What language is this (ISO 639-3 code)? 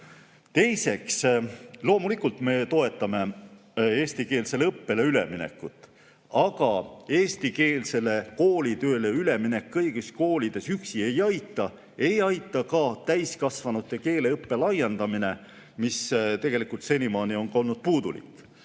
est